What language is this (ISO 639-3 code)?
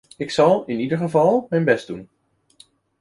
nld